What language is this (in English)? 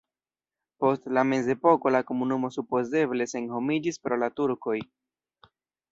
Esperanto